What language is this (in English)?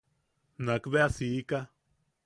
Yaqui